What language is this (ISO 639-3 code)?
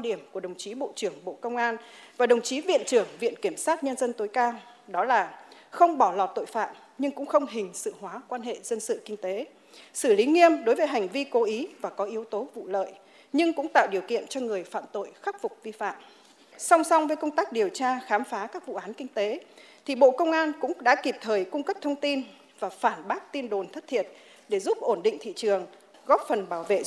vie